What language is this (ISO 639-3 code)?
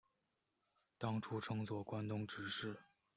zho